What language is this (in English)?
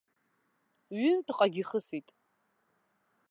Abkhazian